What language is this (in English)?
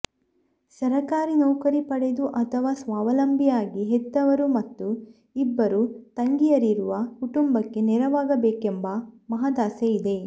Kannada